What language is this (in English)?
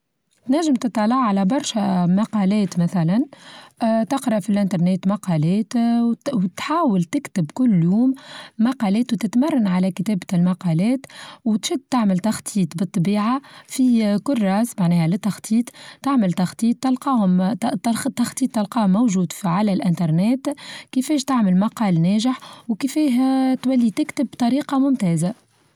Tunisian Arabic